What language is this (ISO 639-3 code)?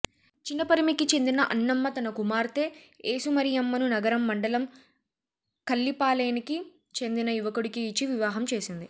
tel